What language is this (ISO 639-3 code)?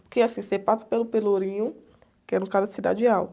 por